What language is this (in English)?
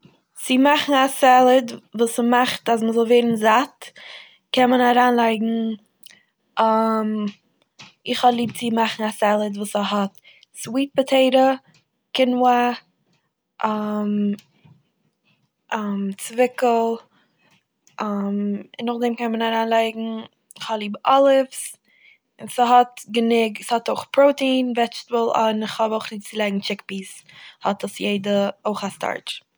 Yiddish